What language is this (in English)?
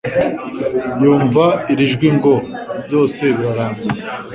Kinyarwanda